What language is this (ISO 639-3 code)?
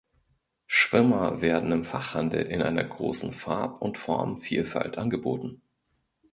deu